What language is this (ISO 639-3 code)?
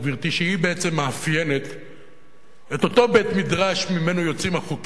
heb